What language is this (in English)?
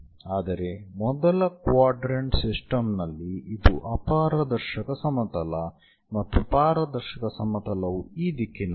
Kannada